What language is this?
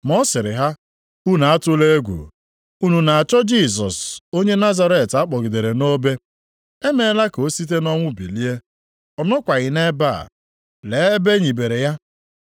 Igbo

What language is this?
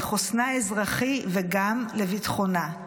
Hebrew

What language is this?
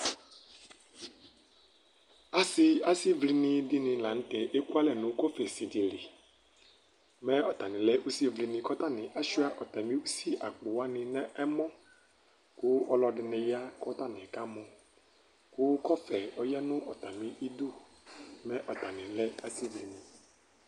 Ikposo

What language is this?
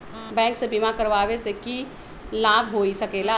Magahi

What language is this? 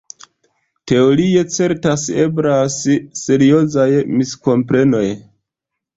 Esperanto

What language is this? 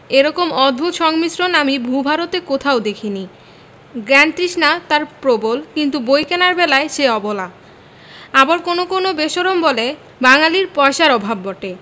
Bangla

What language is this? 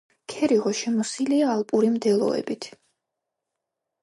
Georgian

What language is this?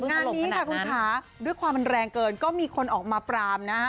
Thai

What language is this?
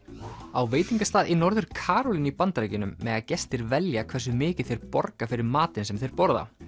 Icelandic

